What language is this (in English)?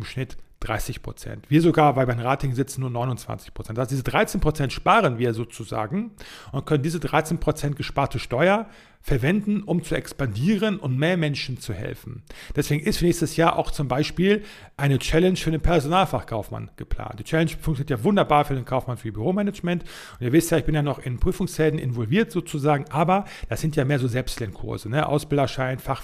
German